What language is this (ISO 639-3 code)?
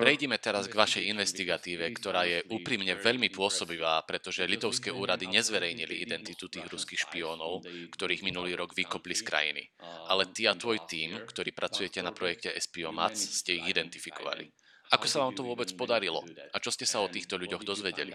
slk